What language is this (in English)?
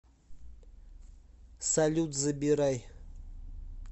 Russian